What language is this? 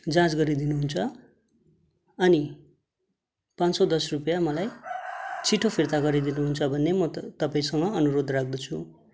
Nepali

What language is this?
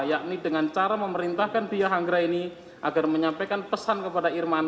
Indonesian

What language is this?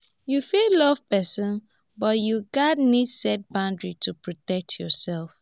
Nigerian Pidgin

